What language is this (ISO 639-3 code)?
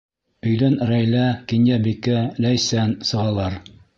bak